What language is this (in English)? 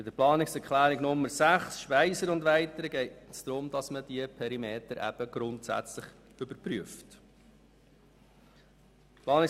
Swiss German